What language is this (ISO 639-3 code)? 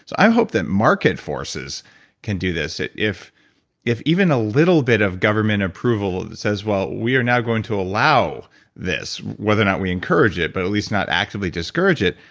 eng